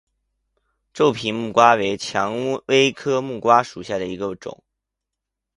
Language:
Chinese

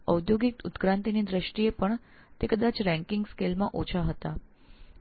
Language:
Gujarati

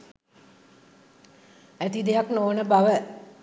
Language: Sinhala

